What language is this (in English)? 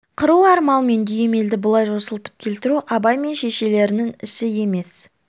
Kazakh